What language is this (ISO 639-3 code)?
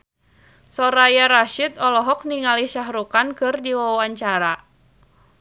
sun